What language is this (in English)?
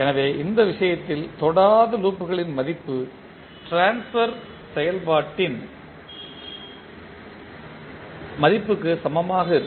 Tamil